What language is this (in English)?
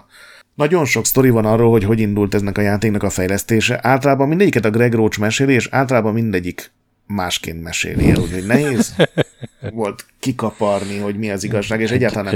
Hungarian